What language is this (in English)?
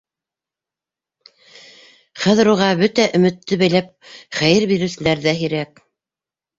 Bashkir